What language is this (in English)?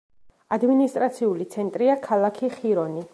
Georgian